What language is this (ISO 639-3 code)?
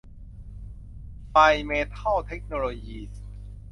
tha